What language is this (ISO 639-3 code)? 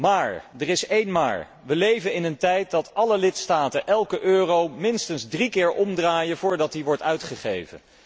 nld